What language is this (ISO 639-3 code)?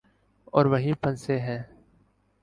urd